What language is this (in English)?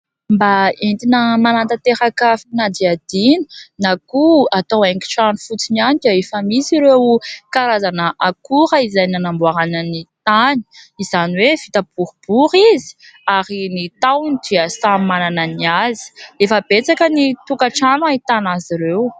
Malagasy